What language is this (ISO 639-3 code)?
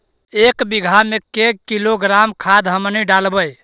mag